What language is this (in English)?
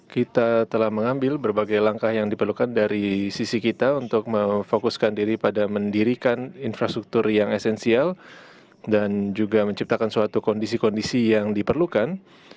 Indonesian